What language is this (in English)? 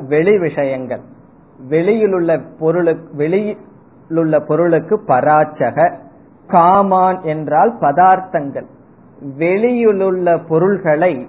Tamil